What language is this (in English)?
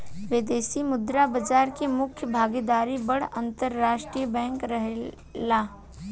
Bhojpuri